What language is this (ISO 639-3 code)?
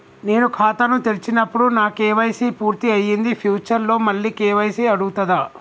tel